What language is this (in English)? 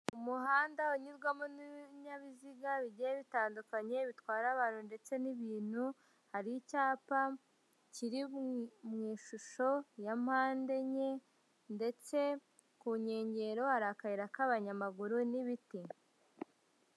Kinyarwanda